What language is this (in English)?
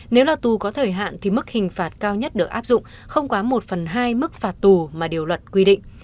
Vietnamese